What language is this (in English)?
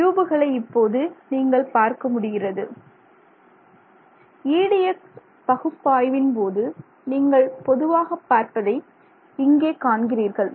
Tamil